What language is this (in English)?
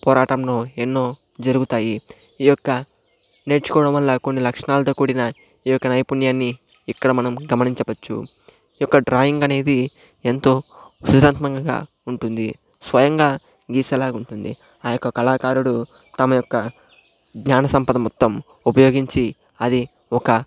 Telugu